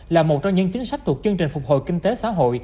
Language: Vietnamese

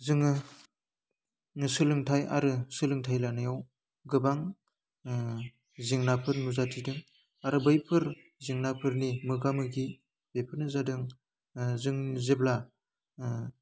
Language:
Bodo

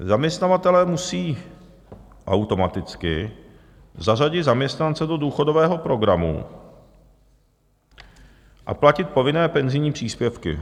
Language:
Czech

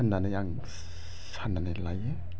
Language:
Bodo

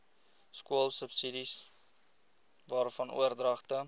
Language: Afrikaans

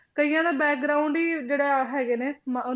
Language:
Punjabi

